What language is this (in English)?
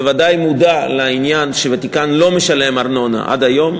Hebrew